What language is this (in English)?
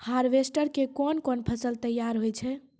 Maithili